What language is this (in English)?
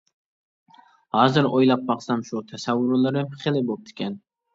Uyghur